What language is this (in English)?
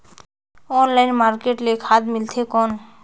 Chhattisgarhi